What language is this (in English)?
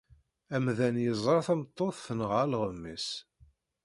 Kabyle